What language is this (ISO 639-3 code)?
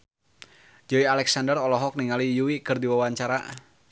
sun